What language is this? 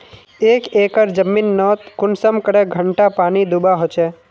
Magahi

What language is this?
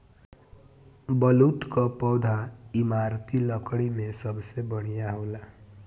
Bhojpuri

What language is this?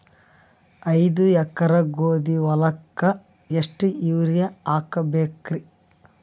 Kannada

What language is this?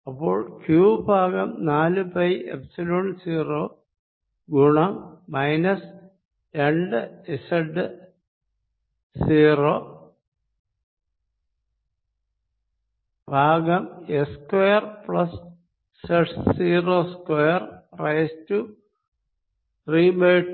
Malayalam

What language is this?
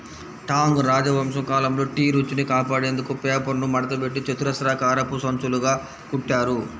Telugu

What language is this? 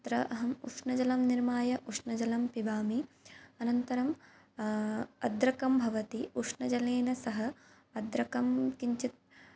Sanskrit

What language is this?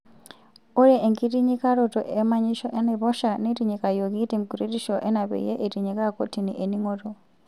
Masai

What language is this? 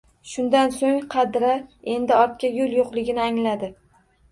Uzbek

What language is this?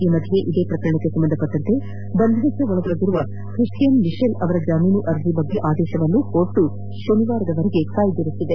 Kannada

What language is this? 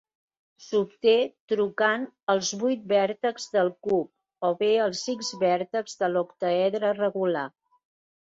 Catalan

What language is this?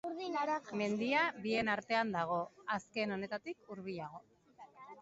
Basque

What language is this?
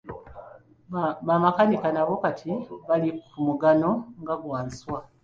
Ganda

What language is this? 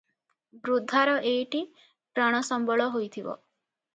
Odia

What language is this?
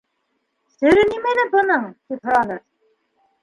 Bashkir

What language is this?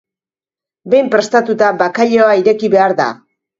Basque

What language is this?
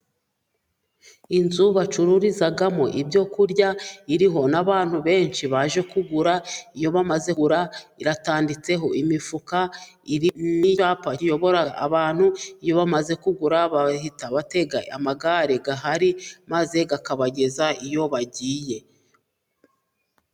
Kinyarwanda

